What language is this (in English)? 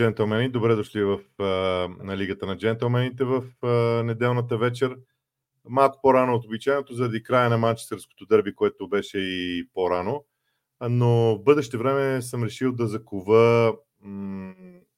Bulgarian